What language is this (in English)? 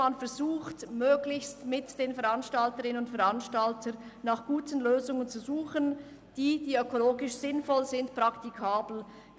Swiss German